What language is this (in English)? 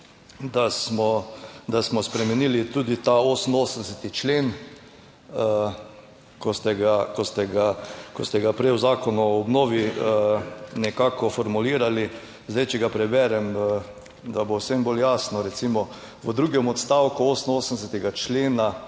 Slovenian